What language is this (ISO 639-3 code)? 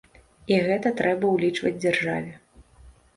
bel